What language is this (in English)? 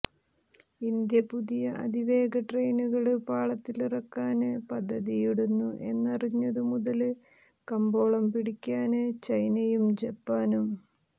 Malayalam